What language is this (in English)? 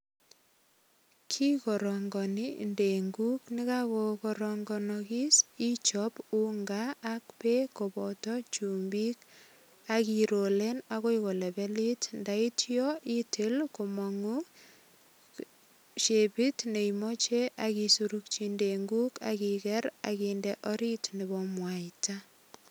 Kalenjin